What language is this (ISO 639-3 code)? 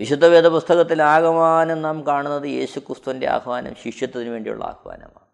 mal